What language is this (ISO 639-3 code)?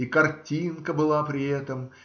rus